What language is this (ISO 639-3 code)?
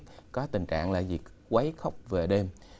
vie